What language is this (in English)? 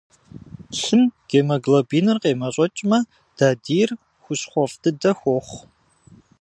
Kabardian